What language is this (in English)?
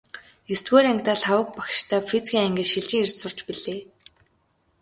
Mongolian